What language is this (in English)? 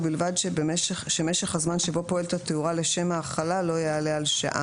Hebrew